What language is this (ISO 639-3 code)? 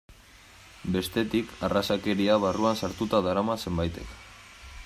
eus